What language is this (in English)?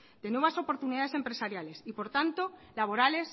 Spanish